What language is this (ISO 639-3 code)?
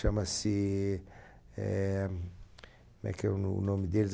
por